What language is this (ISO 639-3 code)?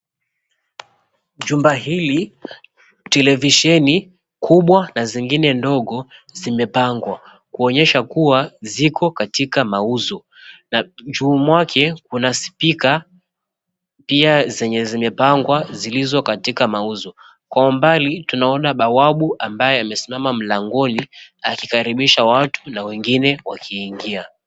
swa